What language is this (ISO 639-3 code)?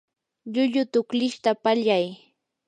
qur